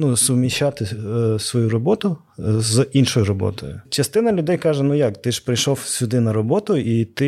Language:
Ukrainian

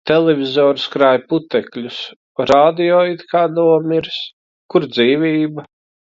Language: Latvian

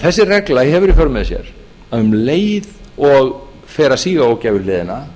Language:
Icelandic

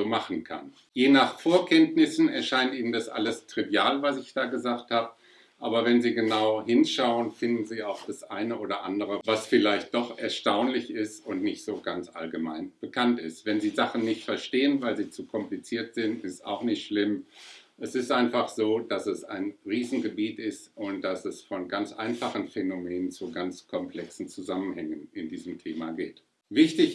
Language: German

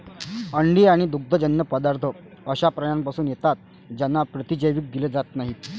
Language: Marathi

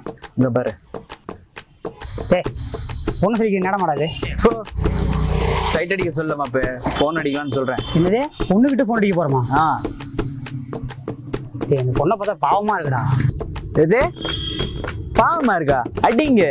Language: Indonesian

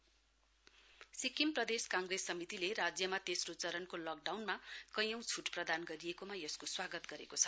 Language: Nepali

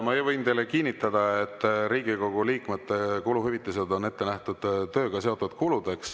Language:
Estonian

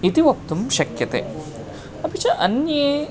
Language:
Sanskrit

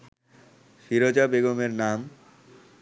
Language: Bangla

